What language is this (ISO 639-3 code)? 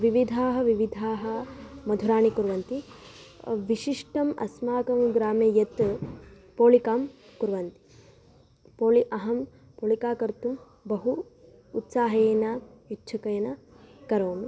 san